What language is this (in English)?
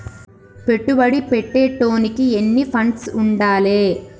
Telugu